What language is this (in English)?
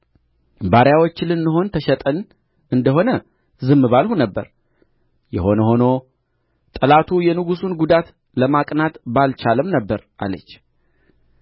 Amharic